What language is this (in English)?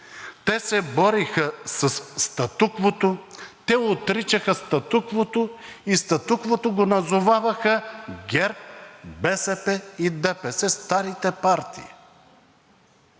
Bulgarian